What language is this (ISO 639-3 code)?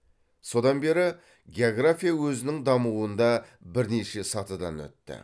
kaz